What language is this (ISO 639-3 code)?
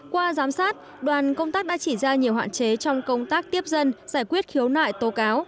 vie